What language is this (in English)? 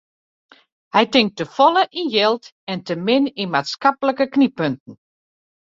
Western Frisian